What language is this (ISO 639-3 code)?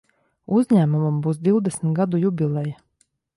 lav